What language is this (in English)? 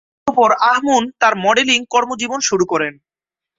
Bangla